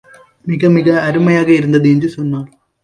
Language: Tamil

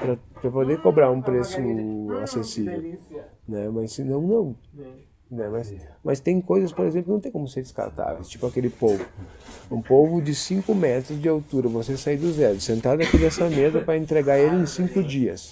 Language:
Portuguese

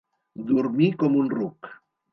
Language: Catalan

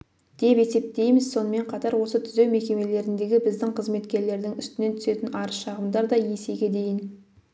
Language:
Kazakh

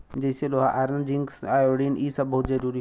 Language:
Bhojpuri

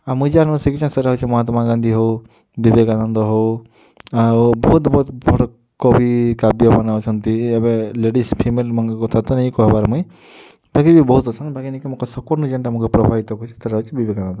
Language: Odia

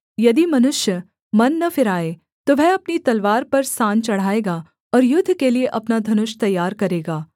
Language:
Hindi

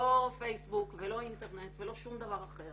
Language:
Hebrew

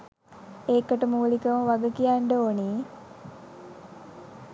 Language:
Sinhala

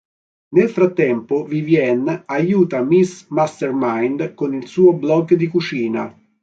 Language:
Italian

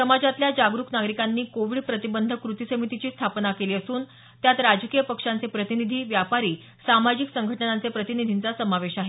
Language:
Marathi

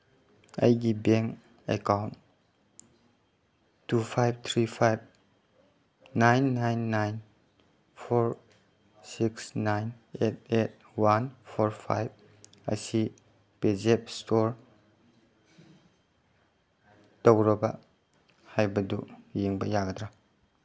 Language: Manipuri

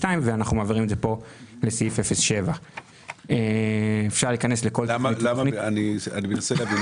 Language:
Hebrew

